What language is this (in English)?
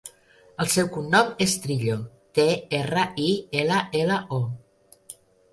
Catalan